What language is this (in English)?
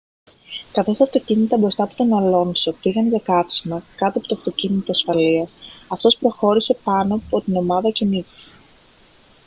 Greek